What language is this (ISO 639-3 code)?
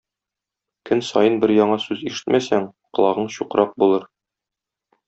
tat